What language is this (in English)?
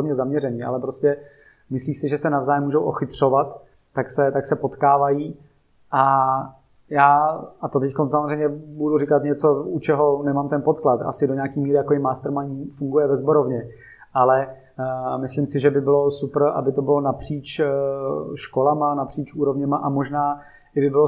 Czech